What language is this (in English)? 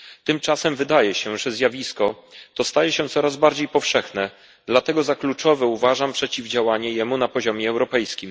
Polish